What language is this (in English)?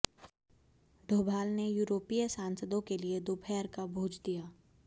Hindi